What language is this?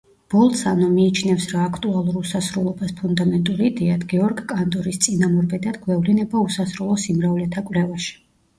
Georgian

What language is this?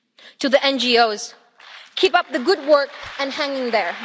English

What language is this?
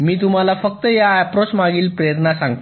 Marathi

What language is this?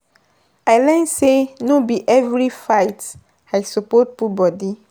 Nigerian Pidgin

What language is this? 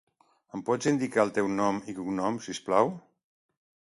Catalan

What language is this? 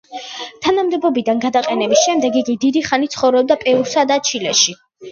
Georgian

